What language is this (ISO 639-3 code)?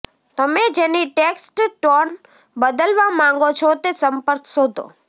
guj